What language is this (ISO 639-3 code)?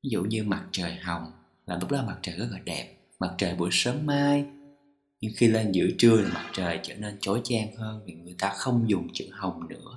vie